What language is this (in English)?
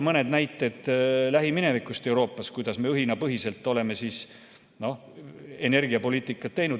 Estonian